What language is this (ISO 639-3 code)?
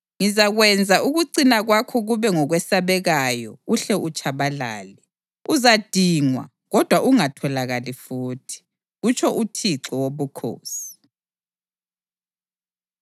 nde